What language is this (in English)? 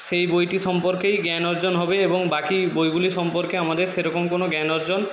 Bangla